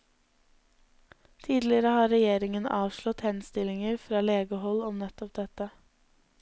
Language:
Norwegian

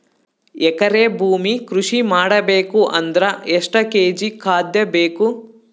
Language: Kannada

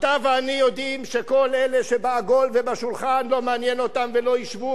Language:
Hebrew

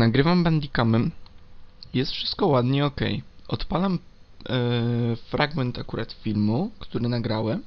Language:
Polish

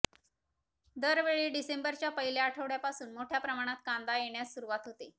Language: Marathi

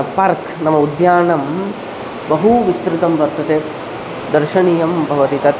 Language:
Sanskrit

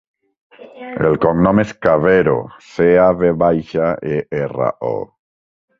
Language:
Catalan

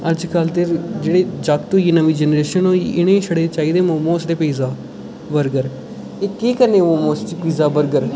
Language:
Dogri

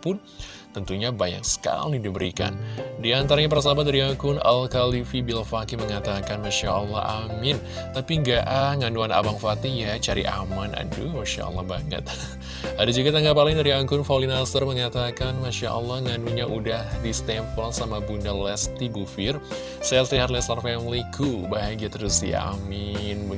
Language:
Indonesian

